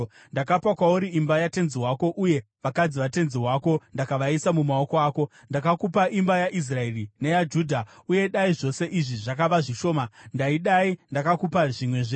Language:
Shona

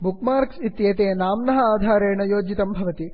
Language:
Sanskrit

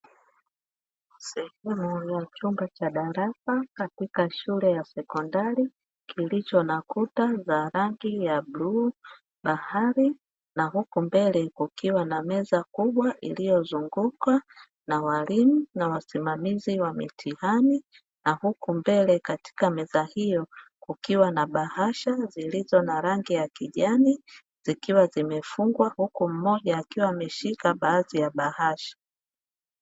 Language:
Swahili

